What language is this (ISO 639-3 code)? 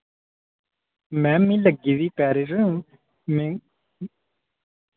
doi